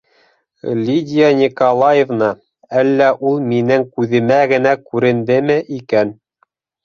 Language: Bashkir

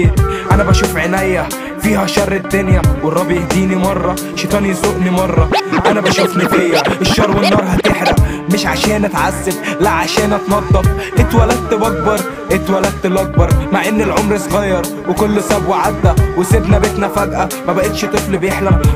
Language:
Arabic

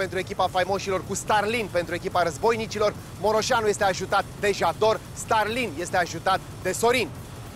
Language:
Romanian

